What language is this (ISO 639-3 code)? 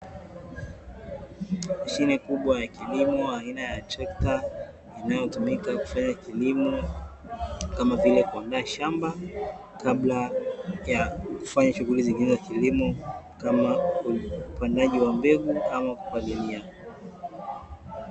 swa